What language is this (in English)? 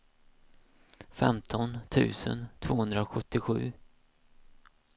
Swedish